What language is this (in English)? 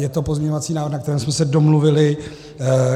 Czech